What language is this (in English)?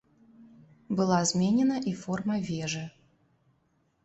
Belarusian